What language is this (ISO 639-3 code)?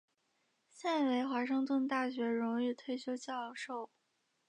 zho